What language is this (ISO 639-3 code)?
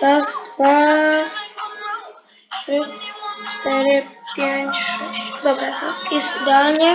pol